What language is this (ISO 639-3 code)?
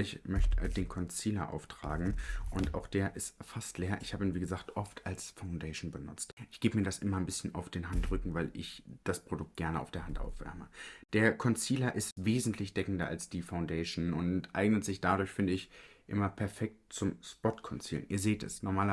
deu